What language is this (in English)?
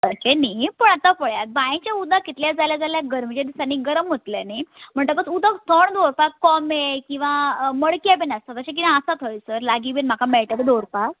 Konkani